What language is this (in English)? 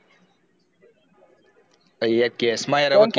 Gujarati